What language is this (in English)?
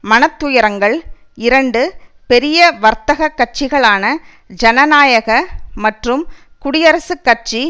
Tamil